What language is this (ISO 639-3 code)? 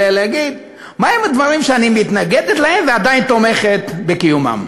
heb